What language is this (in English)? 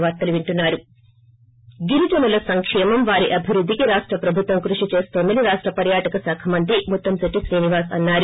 Telugu